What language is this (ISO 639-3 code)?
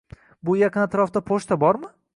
uzb